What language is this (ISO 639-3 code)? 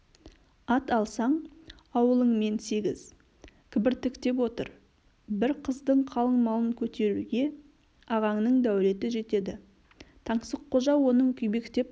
kaz